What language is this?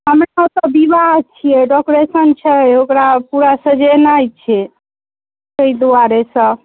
Maithili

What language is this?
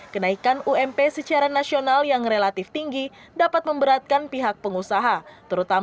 Indonesian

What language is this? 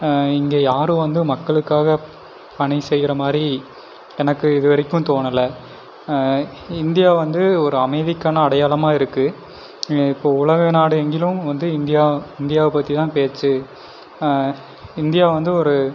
Tamil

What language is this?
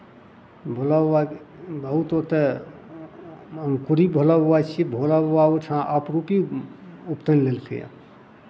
Maithili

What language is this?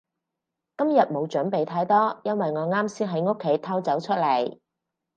Cantonese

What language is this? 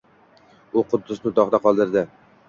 Uzbek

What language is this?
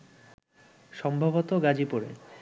Bangla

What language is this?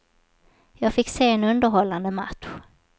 Swedish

